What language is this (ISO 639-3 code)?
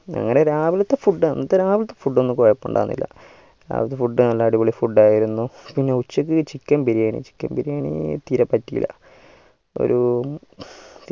mal